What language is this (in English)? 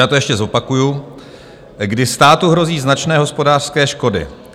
Czech